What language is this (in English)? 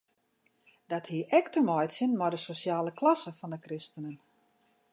Western Frisian